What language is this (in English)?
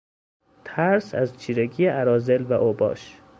Persian